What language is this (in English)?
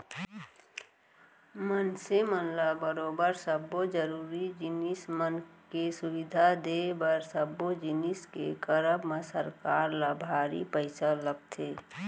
Chhattisgarhi